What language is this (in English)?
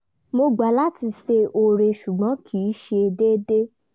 Yoruba